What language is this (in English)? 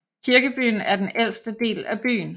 Danish